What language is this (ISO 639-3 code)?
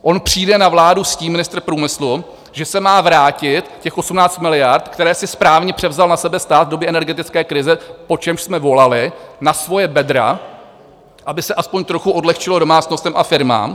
ces